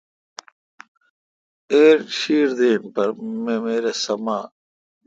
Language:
Kalkoti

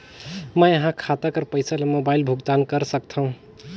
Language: Chhattisgarhi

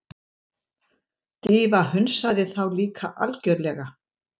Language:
Icelandic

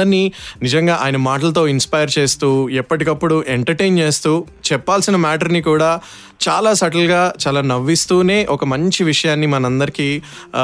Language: Telugu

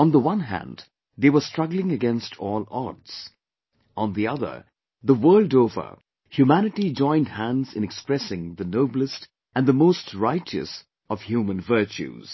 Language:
English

